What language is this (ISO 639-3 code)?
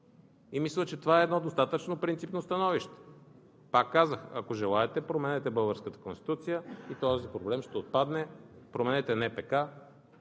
bul